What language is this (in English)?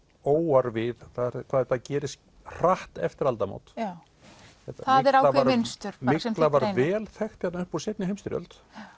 Icelandic